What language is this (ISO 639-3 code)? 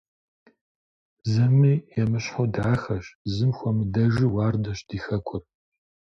kbd